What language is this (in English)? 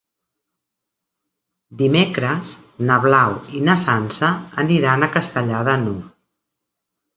Catalan